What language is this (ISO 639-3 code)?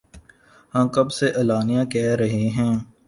urd